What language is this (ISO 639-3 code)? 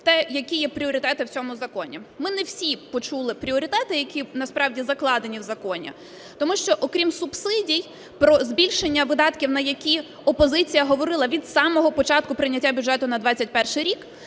ukr